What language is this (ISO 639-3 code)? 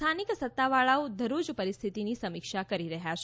guj